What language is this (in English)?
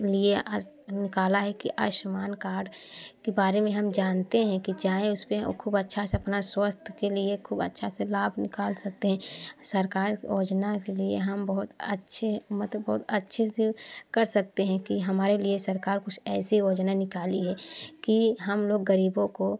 Hindi